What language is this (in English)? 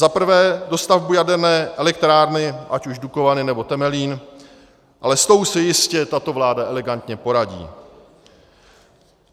Czech